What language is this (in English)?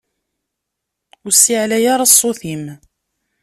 Kabyle